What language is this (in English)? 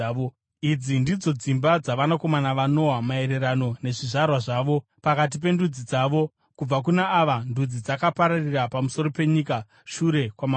Shona